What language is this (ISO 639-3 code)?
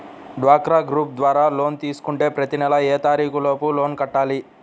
tel